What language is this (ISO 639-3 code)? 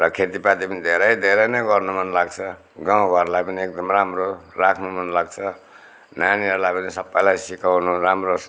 nep